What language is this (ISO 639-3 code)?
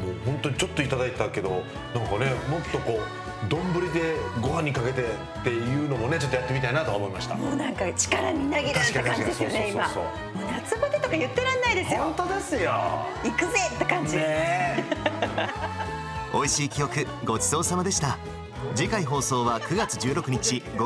jpn